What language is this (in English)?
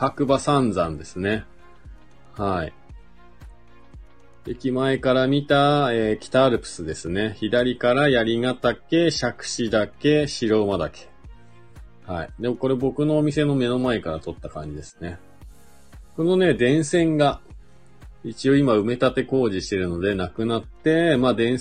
Japanese